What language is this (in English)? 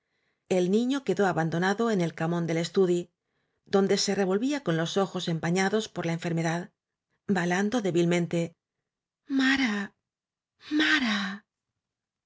Spanish